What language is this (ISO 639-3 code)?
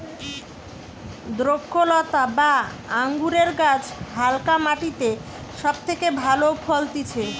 ben